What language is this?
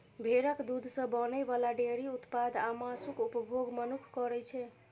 Maithili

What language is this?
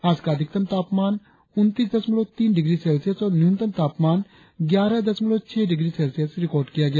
Hindi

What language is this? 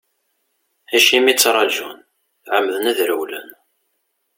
Kabyle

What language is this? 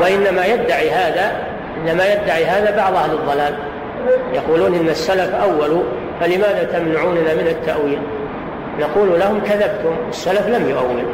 Arabic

